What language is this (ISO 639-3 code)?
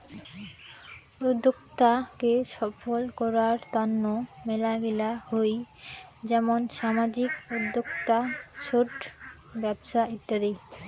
ben